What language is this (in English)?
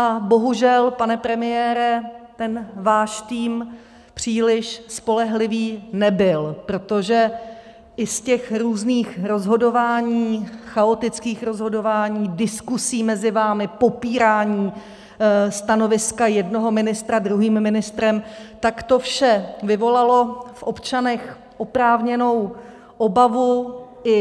Czech